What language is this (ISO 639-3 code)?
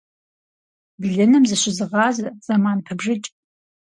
kbd